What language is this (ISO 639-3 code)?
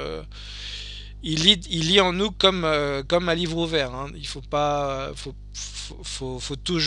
fra